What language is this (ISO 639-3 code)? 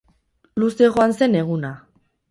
eus